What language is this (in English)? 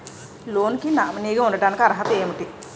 Telugu